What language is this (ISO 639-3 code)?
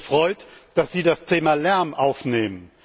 deu